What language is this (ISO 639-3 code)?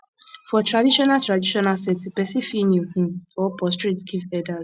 pcm